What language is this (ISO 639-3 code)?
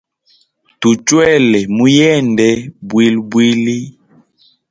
hem